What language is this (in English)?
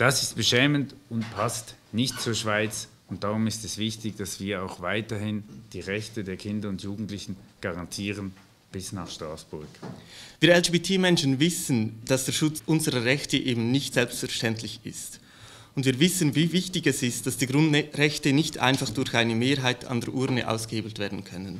German